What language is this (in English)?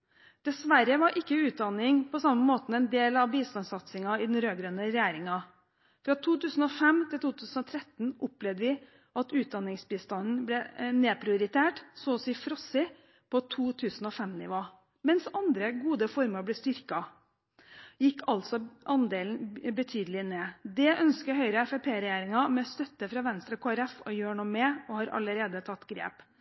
Norwegian Bokmål